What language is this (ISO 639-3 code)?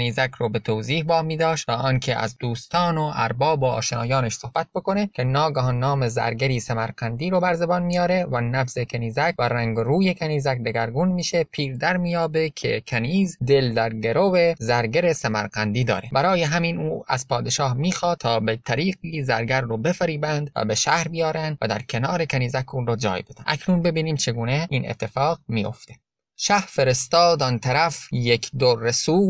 fas